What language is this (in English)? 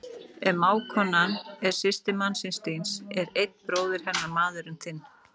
Icelandic